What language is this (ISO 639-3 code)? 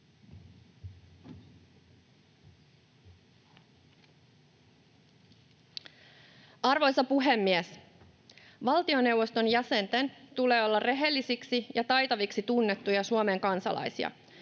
fin